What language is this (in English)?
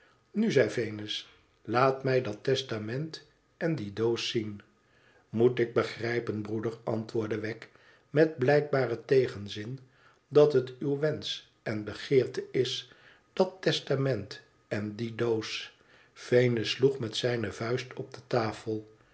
Dutch